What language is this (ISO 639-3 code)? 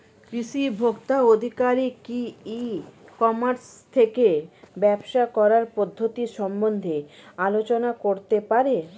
ben